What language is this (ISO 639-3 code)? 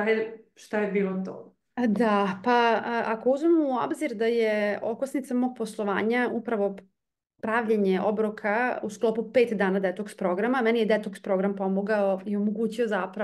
hrv